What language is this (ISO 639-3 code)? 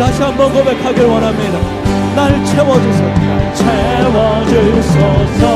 kor